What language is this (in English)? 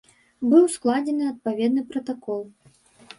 Belarusian